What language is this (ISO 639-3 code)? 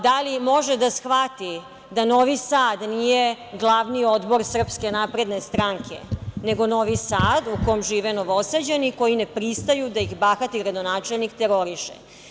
srp